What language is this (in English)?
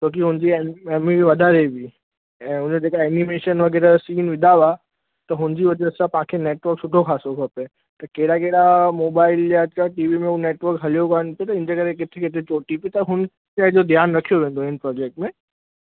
Sindhi